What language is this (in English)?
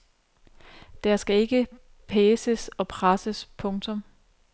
Danish